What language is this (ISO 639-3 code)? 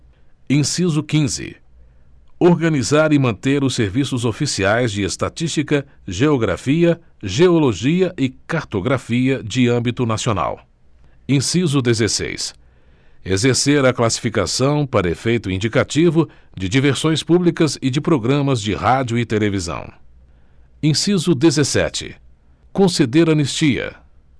por